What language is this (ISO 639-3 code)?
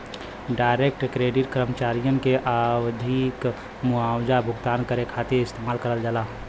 bho